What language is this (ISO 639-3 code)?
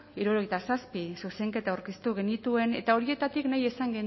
eus